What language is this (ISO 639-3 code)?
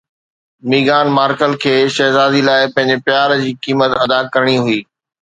snd